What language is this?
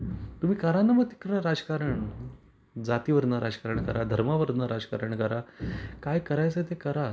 Marathi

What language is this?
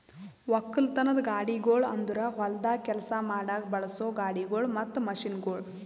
Kannada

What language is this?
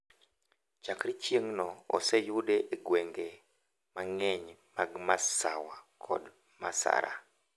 Luo (Kenya and Tanzania)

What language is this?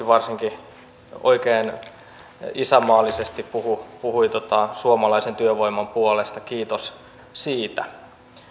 Finnish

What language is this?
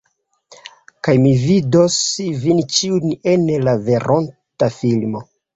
Esperanto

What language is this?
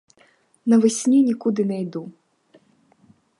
Ukrainian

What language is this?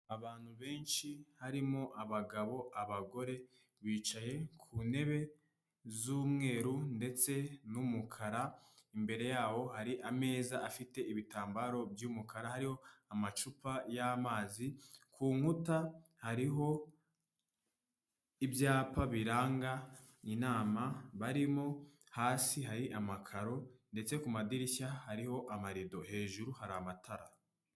Kinyarwanda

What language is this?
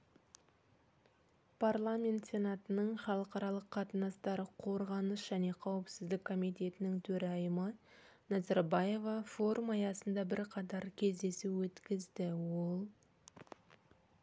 Kazakh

